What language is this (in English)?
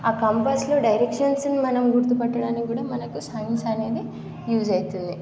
Telugu